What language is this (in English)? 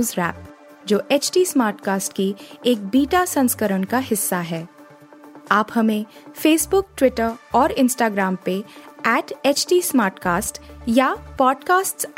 Hindi